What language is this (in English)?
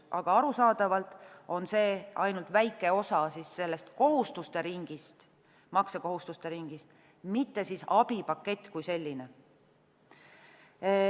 Estonian